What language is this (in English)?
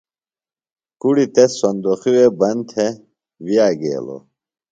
Phalura